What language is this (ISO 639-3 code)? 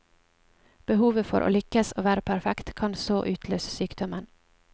nor